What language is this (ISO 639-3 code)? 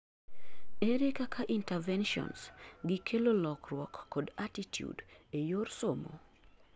luo